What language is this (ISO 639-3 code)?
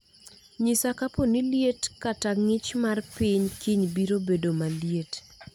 luo